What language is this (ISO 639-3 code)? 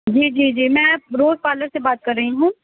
urd